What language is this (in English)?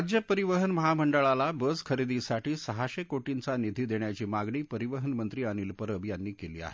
Marathi